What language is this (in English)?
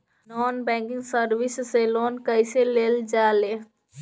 Bhojpuri